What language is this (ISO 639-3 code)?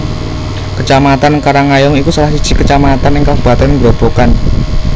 jav